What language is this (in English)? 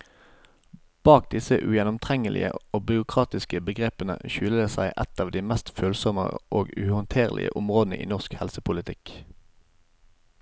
Norwegian